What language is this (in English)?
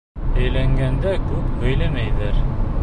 Bashkir